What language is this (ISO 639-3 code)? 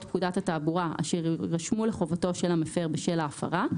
heb